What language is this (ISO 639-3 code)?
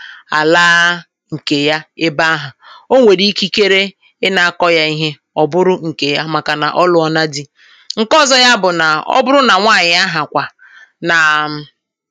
ibo